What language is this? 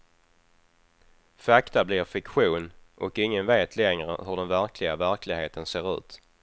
Swedish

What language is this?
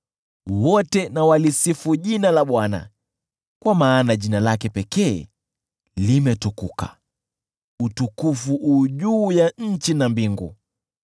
Swahili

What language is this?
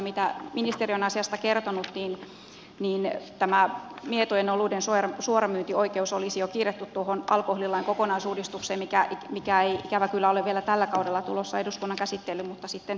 Finnish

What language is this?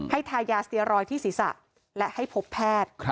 Thai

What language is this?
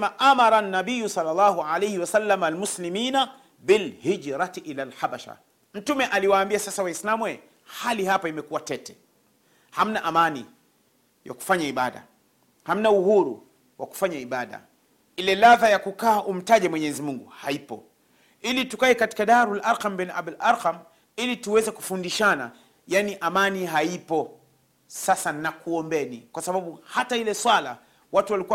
Swahili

